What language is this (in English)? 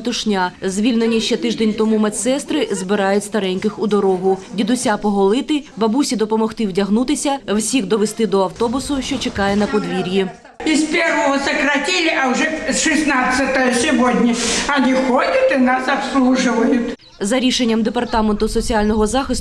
Ukrainian